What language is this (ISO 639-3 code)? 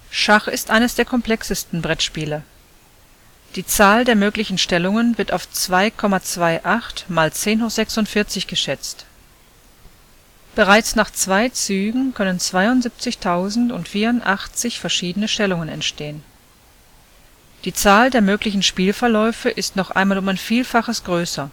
deu